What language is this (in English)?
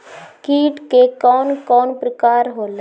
Bhojpuri